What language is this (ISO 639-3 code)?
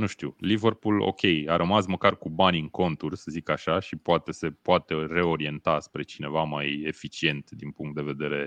ron